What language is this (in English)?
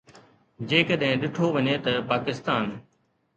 Sindhi